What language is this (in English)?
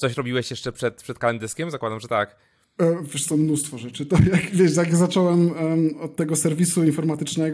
Polish